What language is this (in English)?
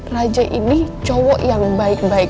Indonesian